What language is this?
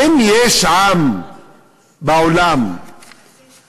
Hebrew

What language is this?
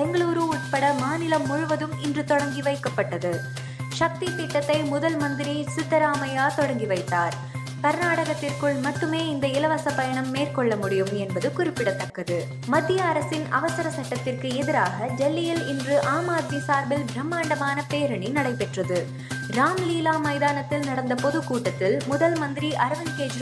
Tamil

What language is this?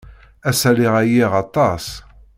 Kabyle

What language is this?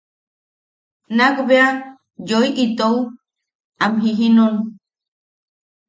Yaqui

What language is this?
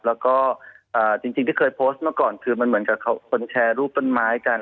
Thai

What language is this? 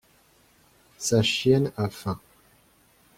French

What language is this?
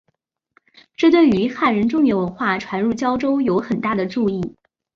Chinese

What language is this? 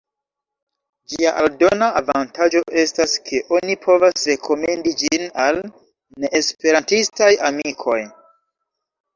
Esperanto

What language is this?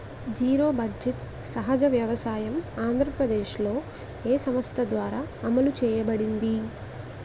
Telugu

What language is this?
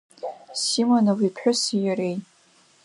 Abkhazian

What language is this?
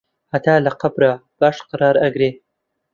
Central Kurdish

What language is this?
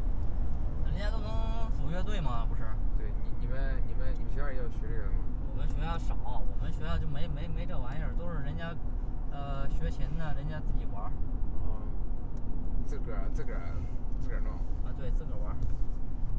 Chinese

